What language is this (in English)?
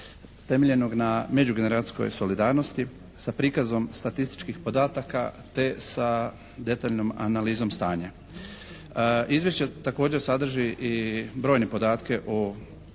Croatian